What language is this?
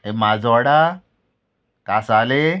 Konkani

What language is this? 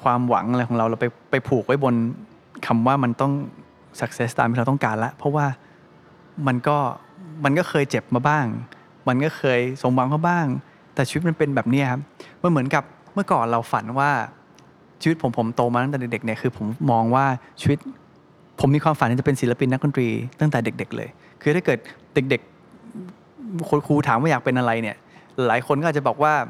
Thai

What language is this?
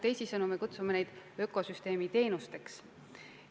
Estonian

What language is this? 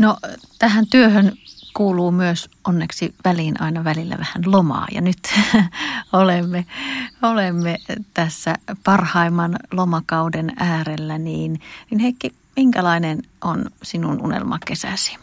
Finnish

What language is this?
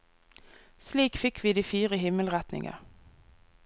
Norwegian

